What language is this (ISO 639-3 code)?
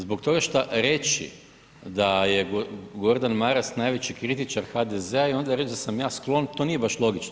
hrv